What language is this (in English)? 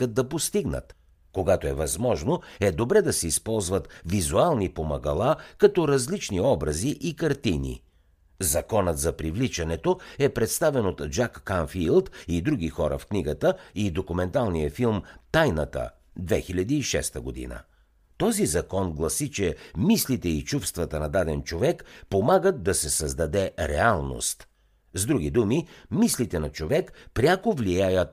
Bulgarian